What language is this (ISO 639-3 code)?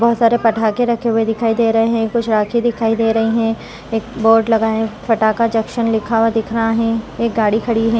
hin